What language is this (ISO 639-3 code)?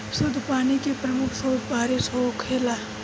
bho